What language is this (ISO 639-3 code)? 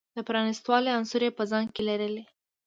pus